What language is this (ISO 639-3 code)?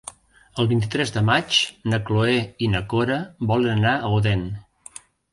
cat